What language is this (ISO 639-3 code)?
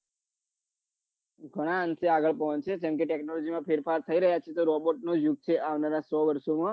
guj